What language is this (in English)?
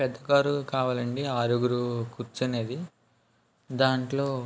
Telugu